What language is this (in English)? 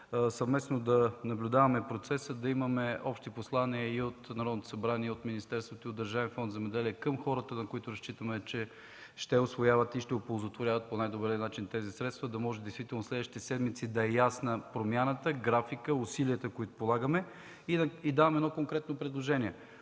Bulgarian